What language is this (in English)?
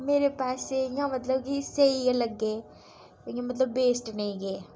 Dogri